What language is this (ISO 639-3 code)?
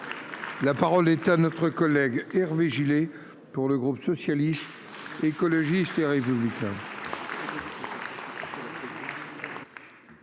fra